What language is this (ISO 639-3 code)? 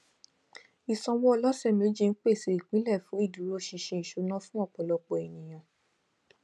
yor